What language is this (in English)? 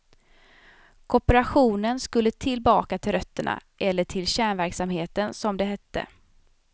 Swedish